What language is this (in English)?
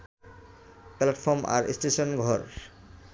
Bangla